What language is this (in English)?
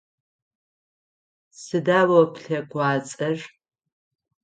Adyghe